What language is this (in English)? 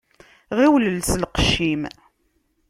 Kabyle